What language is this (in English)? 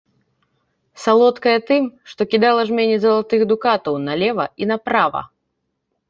Belarusian